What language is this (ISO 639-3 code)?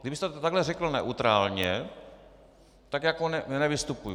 ces